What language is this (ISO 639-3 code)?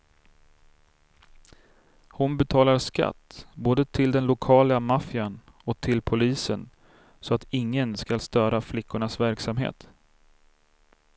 swe